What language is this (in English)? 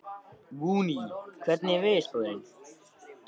Icelandic